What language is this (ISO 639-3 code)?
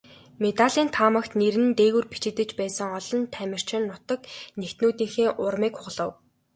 mon